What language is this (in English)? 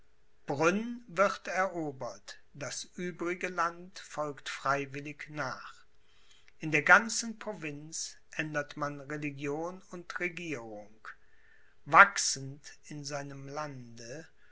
German